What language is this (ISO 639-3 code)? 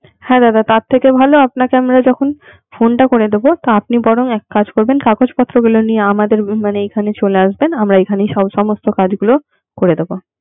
ben